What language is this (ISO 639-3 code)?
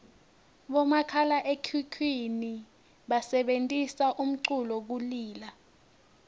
ssw